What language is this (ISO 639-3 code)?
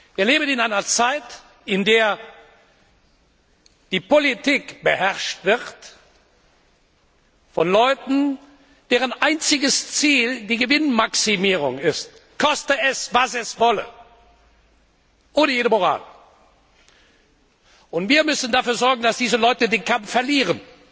deu